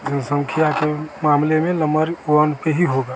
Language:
Hindi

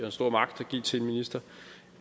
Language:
Danish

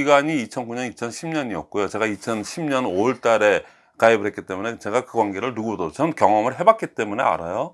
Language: Korean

